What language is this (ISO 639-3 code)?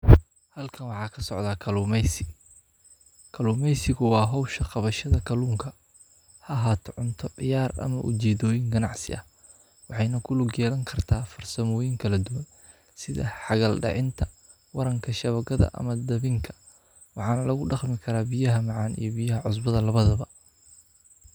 som